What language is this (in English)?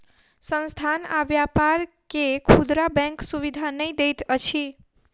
Maithili